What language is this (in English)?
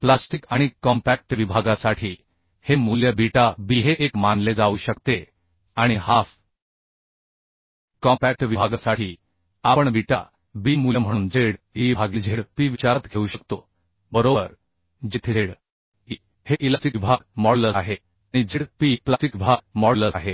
Marathi